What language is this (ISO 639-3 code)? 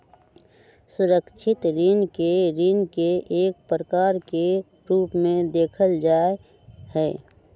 mag